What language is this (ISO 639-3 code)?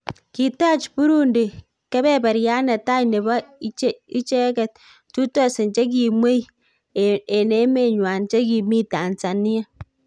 kln